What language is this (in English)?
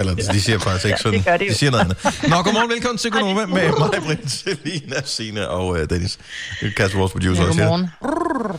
Danish